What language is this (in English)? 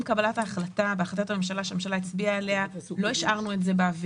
Hebrew